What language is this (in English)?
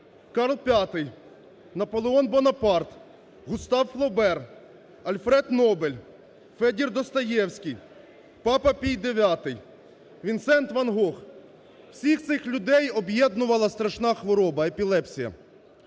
Ukrainian